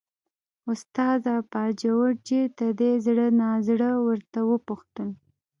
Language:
Pashto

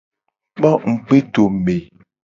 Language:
Gen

